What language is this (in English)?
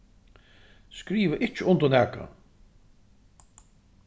Faroese